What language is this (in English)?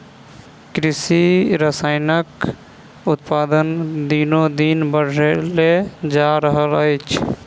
Maithili